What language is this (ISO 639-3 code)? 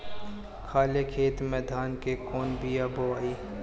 bho